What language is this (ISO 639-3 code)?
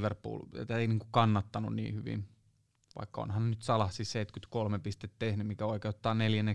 fin